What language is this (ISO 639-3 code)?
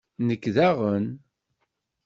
kab